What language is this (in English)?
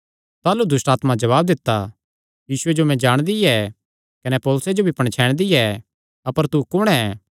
Kangri